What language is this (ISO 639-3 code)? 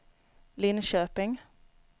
swe